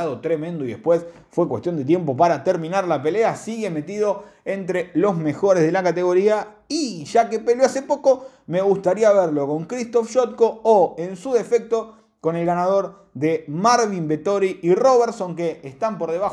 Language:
Spanish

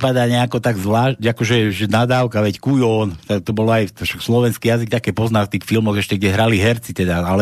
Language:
Slovak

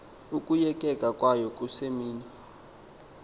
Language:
Xhosa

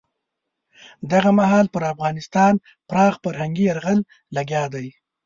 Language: Pashto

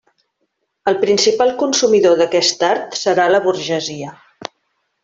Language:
Catalan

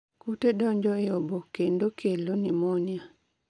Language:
Luo (Kenya and Tanzania)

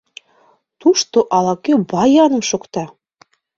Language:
Mari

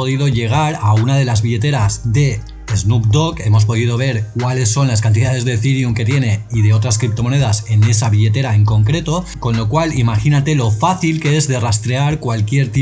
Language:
Spanish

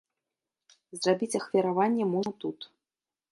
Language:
Belarusian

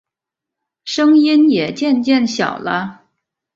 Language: Chinese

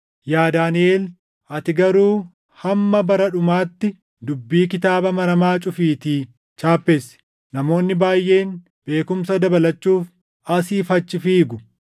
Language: Oromo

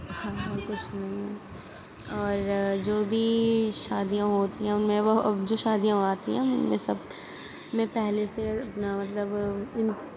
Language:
Urdu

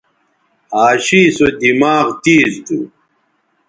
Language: Bateri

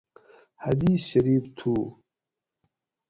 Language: Gawri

